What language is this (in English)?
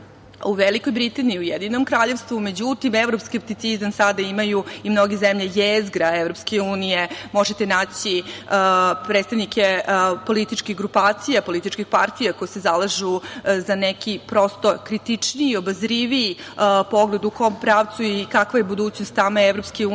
Serbian